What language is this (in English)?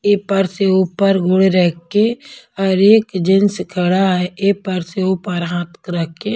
Hindi